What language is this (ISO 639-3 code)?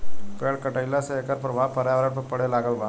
bho